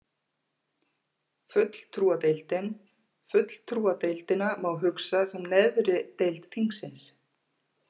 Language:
Icelandic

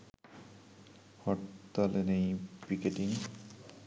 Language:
Bangla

